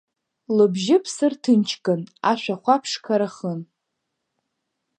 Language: Abkhazian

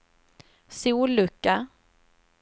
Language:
Swedish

